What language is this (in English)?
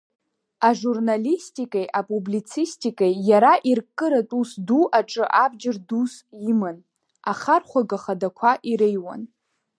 Abkhazian